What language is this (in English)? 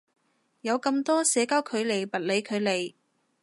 Cantonese